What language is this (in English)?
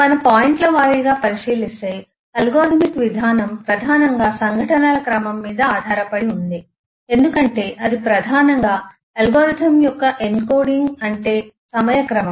Telugu